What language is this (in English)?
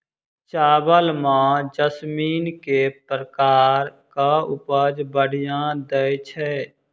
Maithili